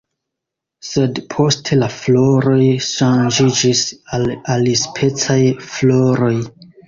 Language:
Esperanto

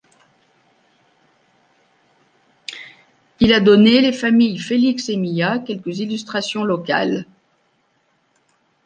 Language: French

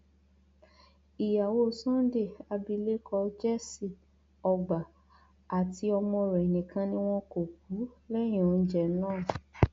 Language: Yoruba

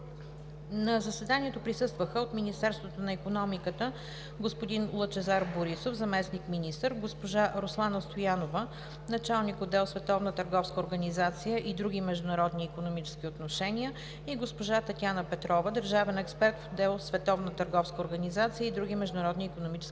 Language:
Bulgarian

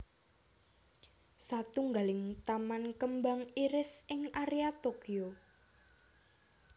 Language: Javanese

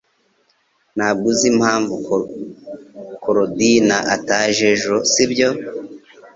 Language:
Kinyarwanda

